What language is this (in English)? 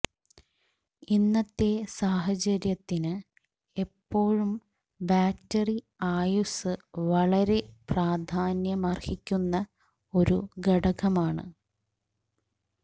Malayalam